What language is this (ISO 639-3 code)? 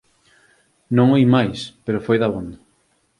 glg